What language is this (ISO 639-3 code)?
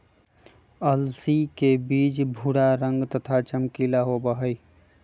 mag